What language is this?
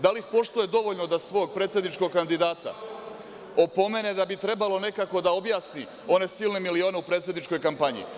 Serbian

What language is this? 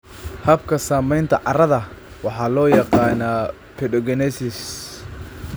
Somali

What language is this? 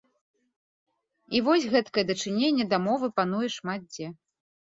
Belarusian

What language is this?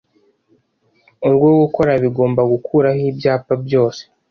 Kinyarwanda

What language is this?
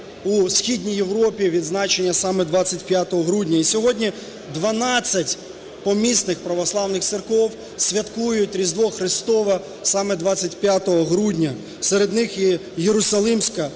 Ukrainian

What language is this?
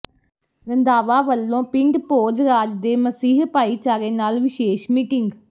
Punjabi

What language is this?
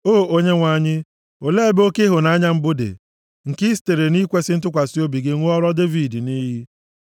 Igbo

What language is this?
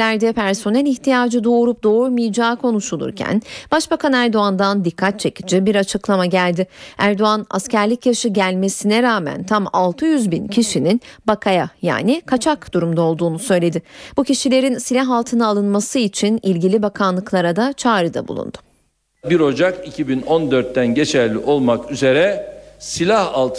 Turkish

